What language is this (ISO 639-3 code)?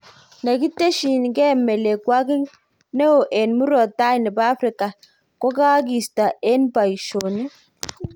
kln